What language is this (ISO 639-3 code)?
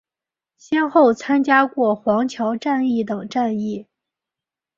zho